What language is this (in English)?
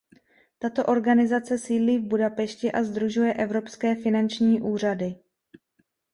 Czech